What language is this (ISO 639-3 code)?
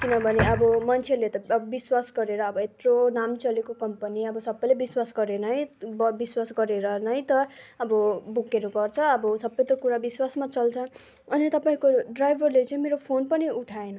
nep